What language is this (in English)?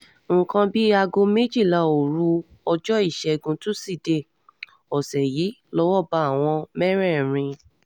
Yoruba